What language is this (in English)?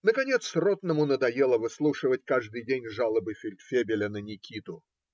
Russian